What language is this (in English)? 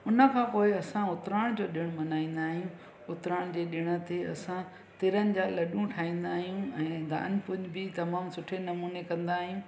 Sindhi